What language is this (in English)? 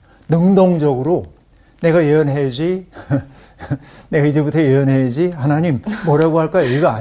Korean